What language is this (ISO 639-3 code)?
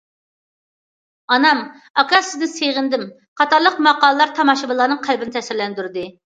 uig